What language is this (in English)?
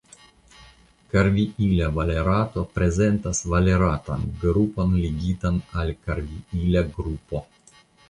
Esperanto